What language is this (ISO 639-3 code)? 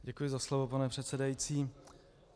ces